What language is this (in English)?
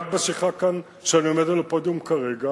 Hebrew